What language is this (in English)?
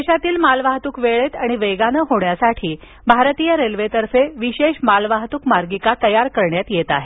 Marathi